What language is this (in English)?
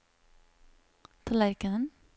Norwegian